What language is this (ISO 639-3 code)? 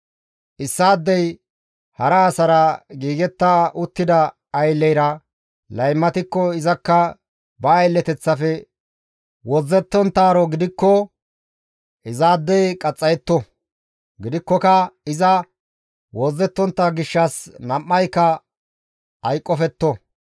gmv